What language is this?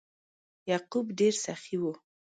Pashto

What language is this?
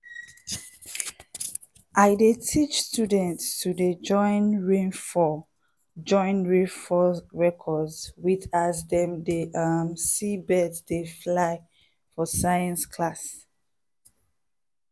Nigerian Pidgin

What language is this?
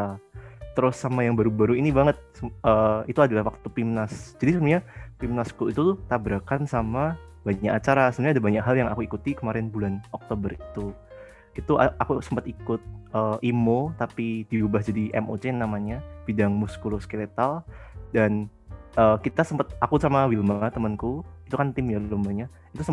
Indonesian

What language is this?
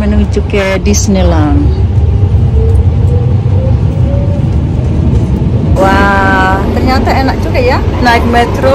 Indonesian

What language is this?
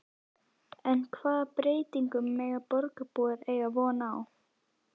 Icelandic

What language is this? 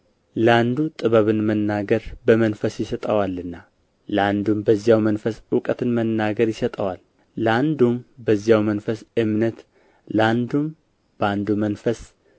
Amharic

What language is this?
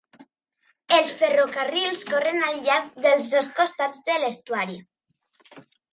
Catalan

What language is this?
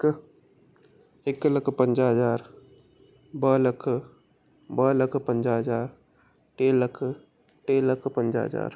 Sindhi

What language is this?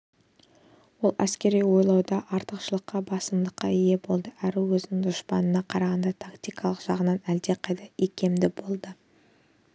Kazakh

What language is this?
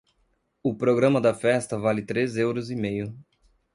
Portuguese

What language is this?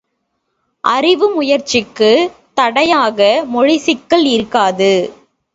Tamil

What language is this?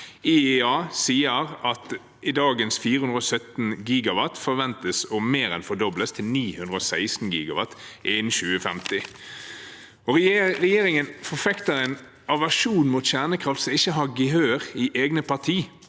Norwegian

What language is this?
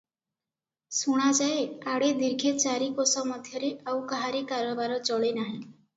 Odia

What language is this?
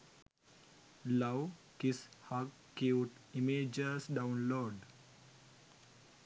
Sinhala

